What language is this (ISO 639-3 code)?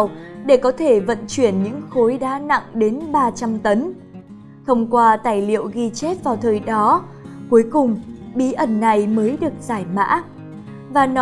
vie